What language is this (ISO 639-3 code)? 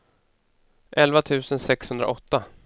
swe